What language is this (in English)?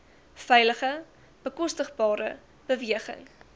Afrikaans